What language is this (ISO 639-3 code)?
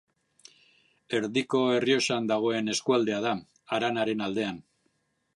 eus